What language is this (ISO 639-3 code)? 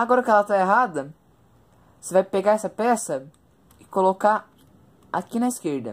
por